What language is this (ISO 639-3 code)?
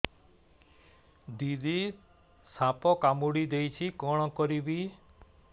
ori